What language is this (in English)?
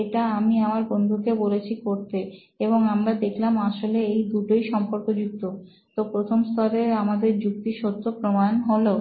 Bangla